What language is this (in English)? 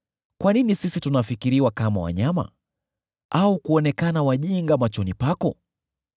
Swahili